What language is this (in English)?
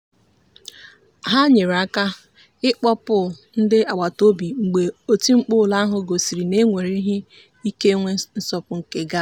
Igbo